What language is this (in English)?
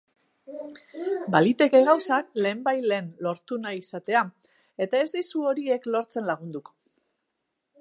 Basque